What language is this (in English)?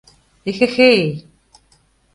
Mari